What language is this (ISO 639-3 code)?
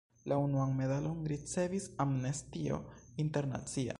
epo